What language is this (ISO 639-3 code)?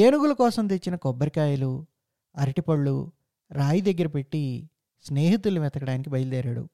tel